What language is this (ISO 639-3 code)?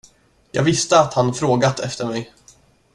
swe